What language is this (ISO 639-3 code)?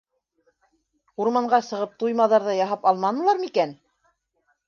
bak